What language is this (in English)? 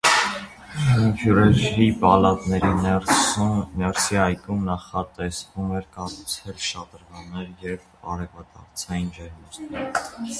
Armenian